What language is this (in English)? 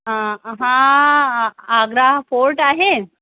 Sindhi